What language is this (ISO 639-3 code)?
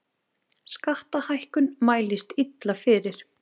isl